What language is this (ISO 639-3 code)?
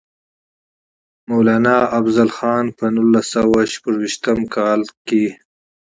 pus